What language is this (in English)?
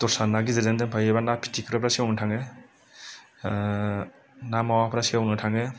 Bodo